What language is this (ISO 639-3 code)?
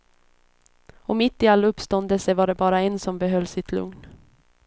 swe